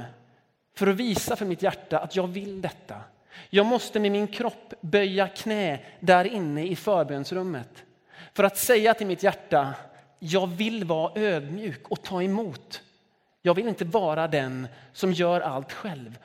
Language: Swedish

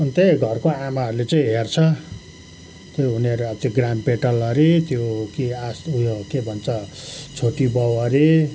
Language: Nepali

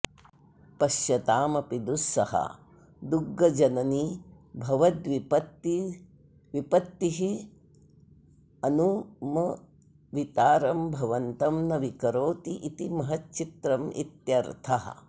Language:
Sanskrit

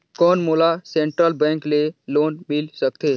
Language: Chhattisgarhi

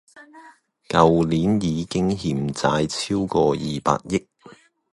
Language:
Cantonese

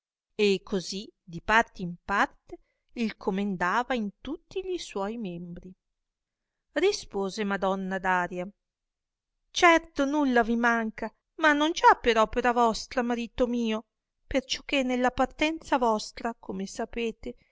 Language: Italian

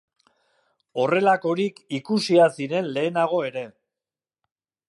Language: Basque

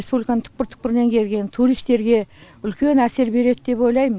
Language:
Kazakh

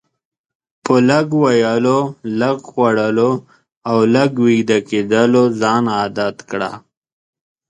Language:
Pashto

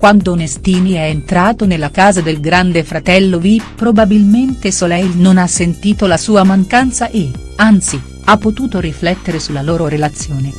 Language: Italian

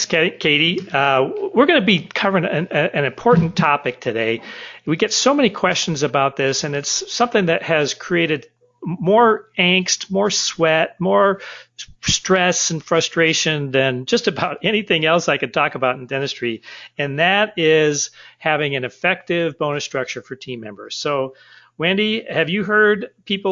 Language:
English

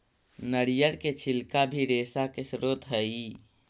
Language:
Magahi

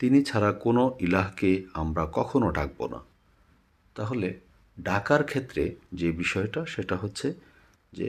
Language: Bangla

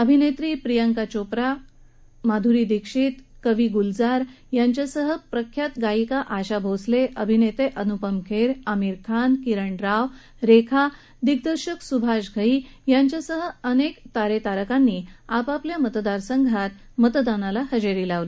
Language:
Marathi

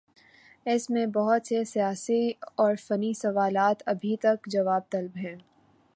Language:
Urdu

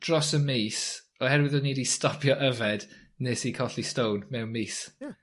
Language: Welsh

